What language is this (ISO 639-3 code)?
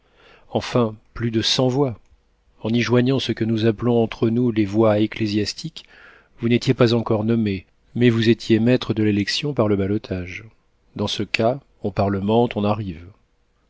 fra